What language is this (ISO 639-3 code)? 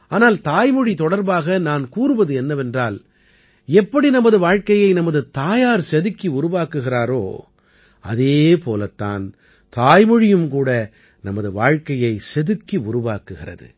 tam